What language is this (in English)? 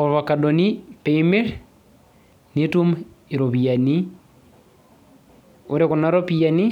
Masai